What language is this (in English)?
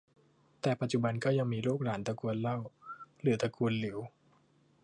Thai